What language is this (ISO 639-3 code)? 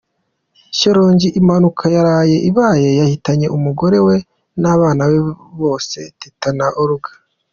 kin